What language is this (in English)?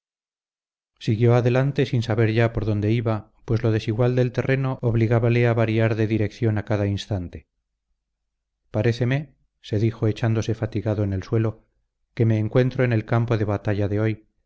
Spanish